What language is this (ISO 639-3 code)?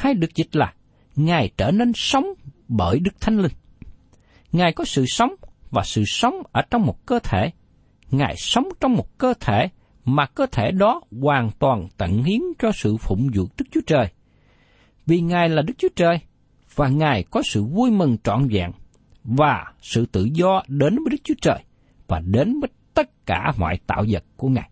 vie